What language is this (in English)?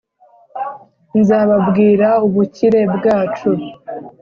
Kinyarwanda